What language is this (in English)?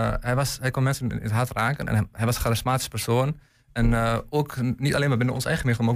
Dutch